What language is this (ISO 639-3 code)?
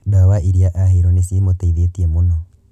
kik